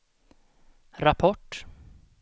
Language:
Swedish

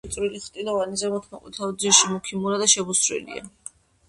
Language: Georgian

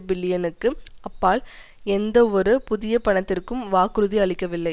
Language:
Tamil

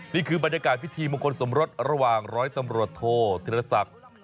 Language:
Thai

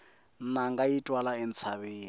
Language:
Tsonga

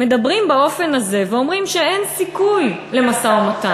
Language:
Hebrew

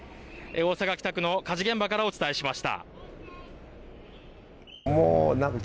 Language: Japanese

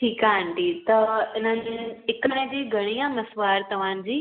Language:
Sindhi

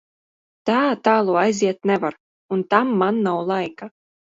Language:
Latvian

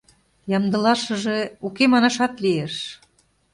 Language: Mari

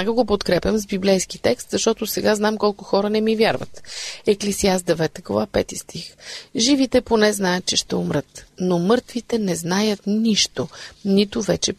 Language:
Bulgarian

